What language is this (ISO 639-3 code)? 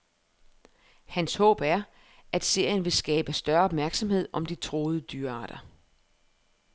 dan